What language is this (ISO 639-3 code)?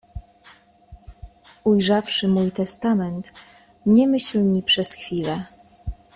pol